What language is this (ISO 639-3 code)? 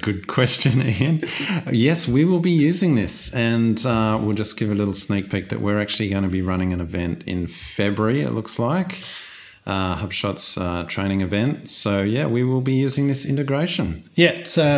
eng